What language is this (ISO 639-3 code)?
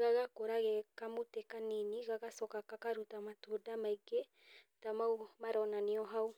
kik